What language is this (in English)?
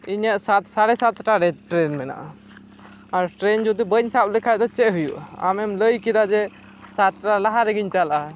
Santali